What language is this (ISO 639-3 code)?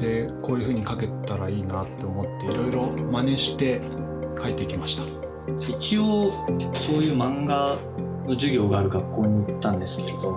jpn